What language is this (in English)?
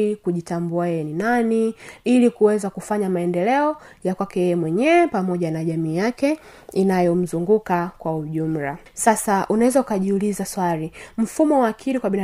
Swahili